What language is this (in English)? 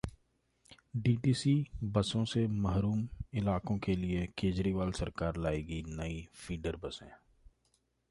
Hindi